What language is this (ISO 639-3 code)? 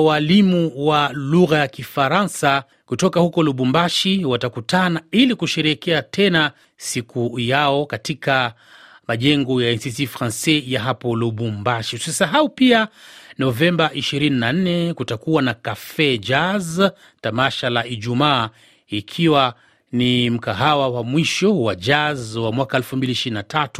swa